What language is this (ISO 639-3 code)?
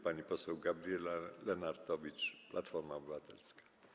pol